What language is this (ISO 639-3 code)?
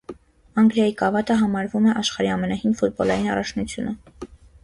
hye